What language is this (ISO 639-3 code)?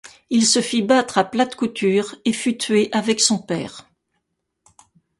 fra